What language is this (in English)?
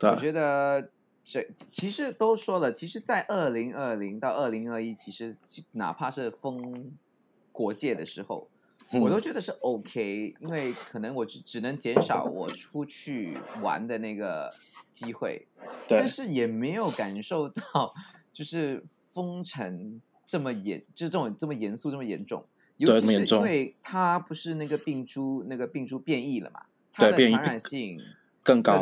Chinese